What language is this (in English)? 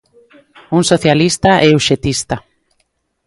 Galician